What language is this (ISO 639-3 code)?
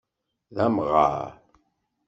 kab